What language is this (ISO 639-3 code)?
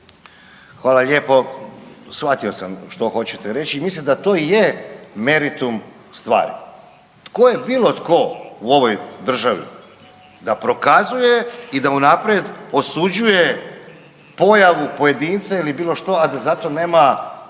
hrv